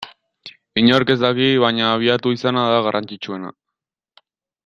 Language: Basque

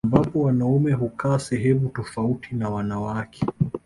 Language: Swahili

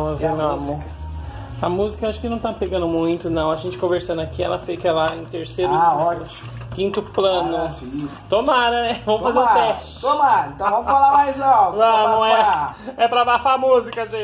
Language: Portuguese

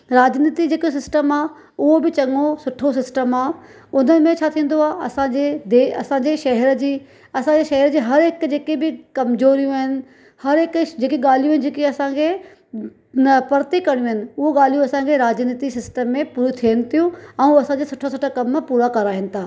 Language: Sindhi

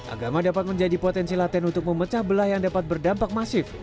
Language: Indonesian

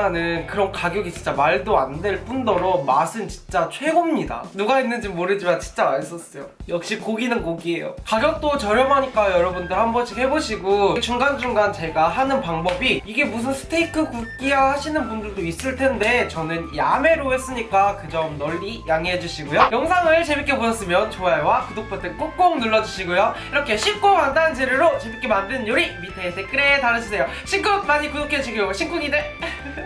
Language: Korean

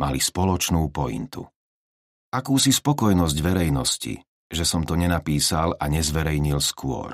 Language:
Slovak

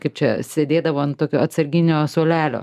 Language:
Lithuanian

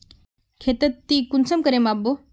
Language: Magahi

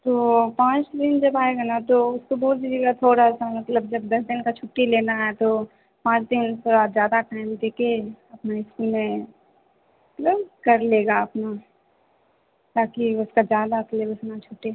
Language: Hindi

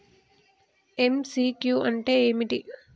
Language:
Telugu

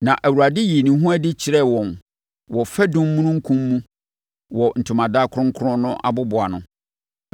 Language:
Akan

